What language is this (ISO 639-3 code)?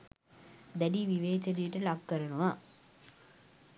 sin